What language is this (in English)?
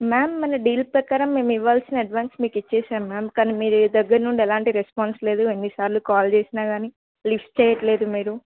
Telugu